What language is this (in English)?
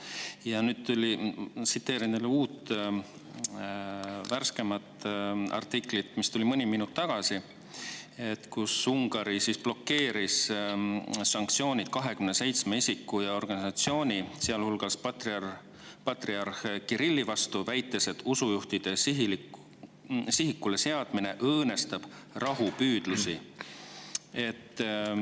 Estonian